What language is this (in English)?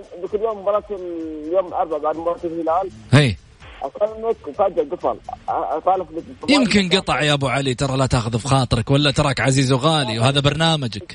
Arabic